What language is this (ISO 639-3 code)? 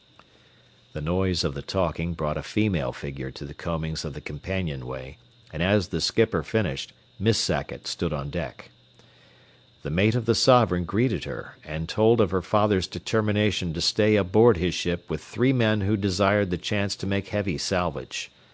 eng